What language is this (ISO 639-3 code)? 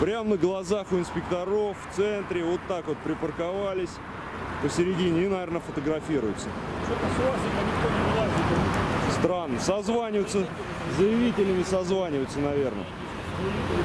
rus